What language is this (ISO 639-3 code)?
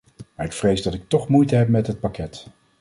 nld